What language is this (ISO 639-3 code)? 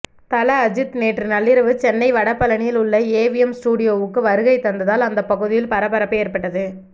tam